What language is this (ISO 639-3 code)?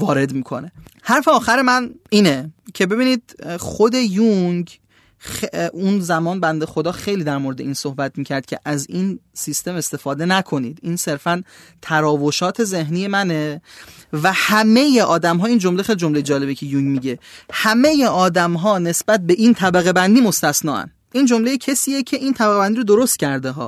fas